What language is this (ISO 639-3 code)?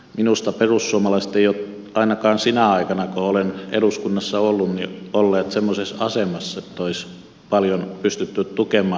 fin